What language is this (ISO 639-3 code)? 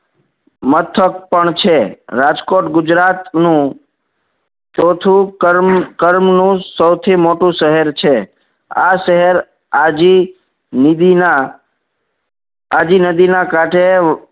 guj